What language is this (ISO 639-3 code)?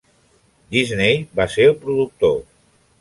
cat